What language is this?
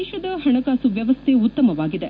Kannada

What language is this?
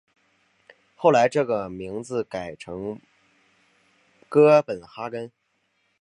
Chinese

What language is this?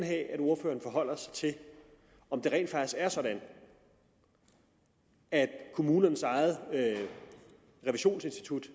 Danish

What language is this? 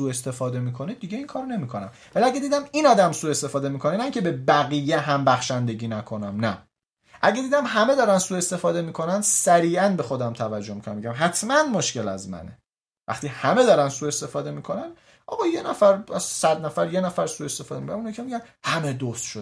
Persian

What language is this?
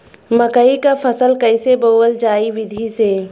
Bhojpuri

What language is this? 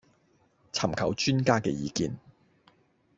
Cantonese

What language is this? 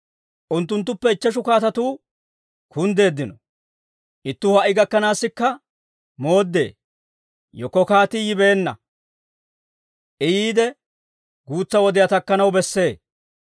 Dawro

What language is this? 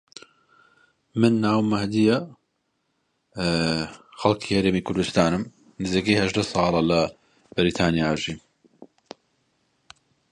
Central Kurdish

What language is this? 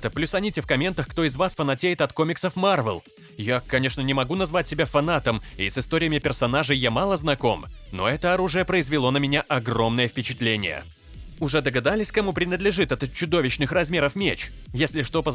Russian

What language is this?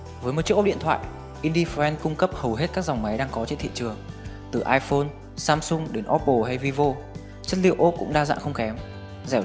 Vietnamese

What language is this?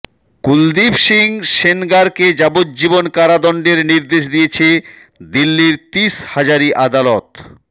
Bangla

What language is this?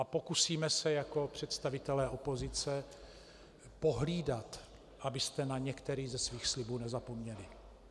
Czech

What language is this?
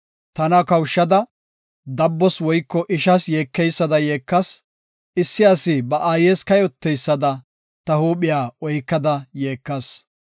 Gofa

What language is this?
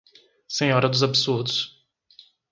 Portuguese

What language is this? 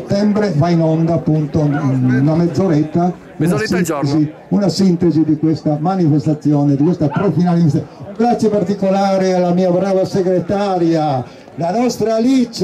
Italian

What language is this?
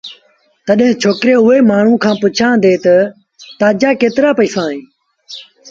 Sindhi Bhil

